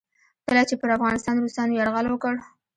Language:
Pashto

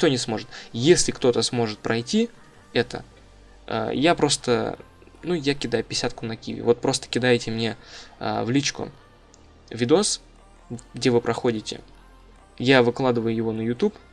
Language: Russian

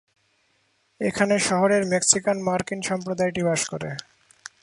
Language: Bangla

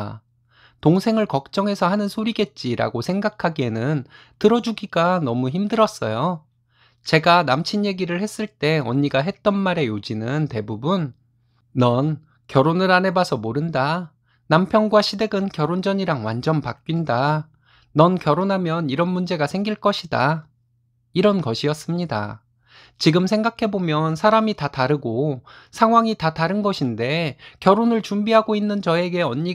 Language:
Korean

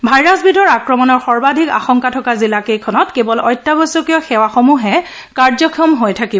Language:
Assamese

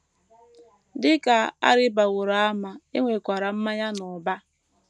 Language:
Igbo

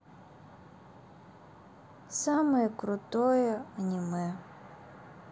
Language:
Russian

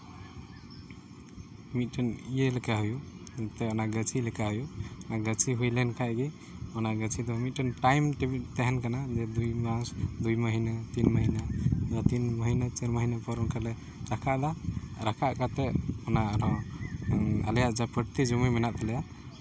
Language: Santali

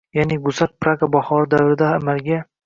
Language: Uzbek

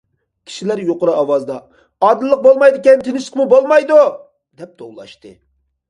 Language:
Uyghur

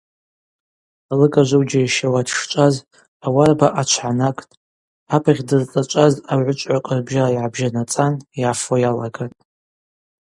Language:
Abaza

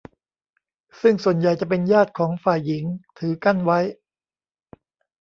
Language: Thai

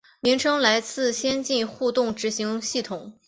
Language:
Chinese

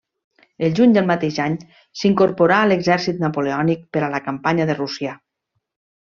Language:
Catalan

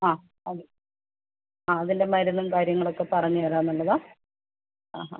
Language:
Malayalam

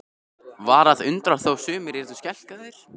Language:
Icelandic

